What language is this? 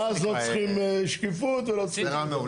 Hebrew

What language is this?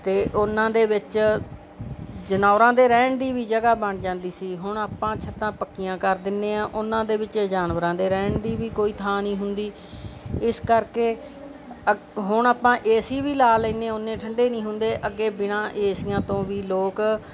Punjabi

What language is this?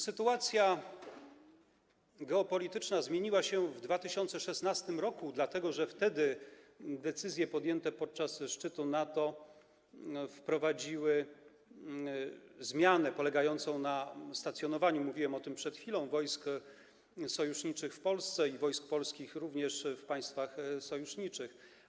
Polish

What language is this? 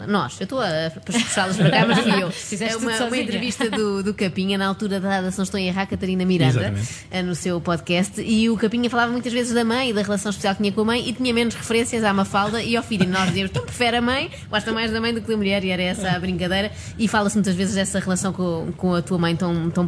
Portuguese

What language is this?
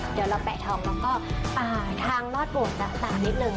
Thai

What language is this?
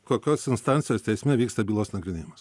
Lithuanian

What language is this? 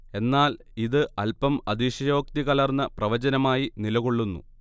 Malayalam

